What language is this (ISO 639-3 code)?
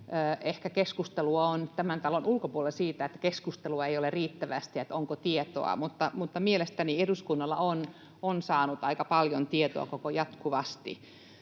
fin